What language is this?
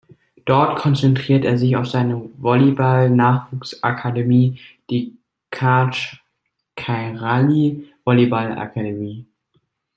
German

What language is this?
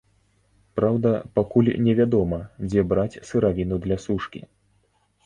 Belarusian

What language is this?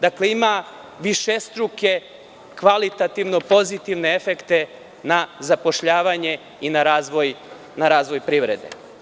Serbian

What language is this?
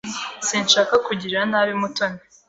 Kinyarwanda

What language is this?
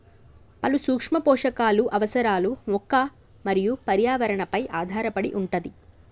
Telugu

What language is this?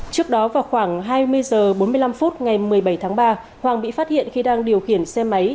Vietnamese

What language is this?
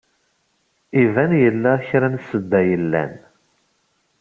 Kabyle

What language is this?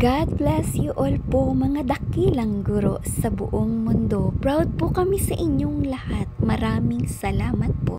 Filipino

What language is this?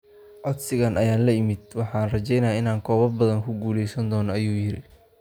Somali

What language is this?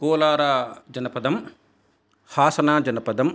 Sanskrit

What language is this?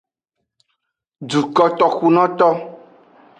Aja (Benin)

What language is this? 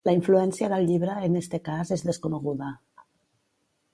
Catalan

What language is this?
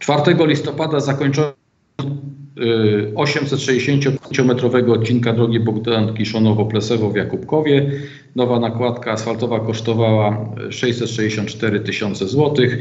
Polish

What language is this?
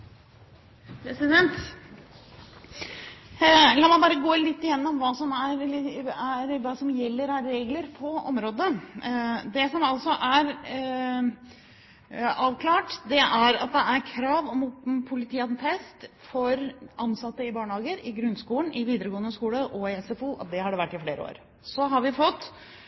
Norwegian Bokmål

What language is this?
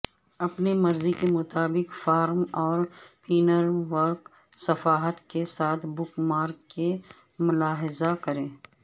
Urdu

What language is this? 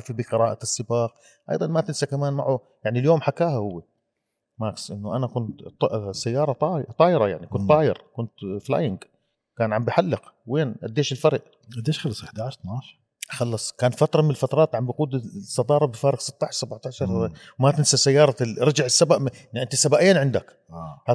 Arabic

